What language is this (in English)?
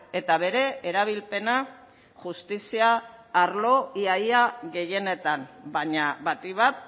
Basque